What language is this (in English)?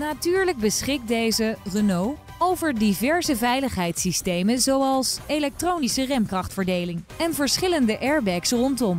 Dutch